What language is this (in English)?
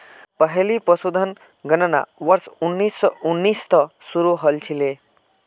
Magahi